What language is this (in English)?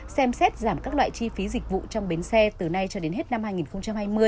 Vietnamese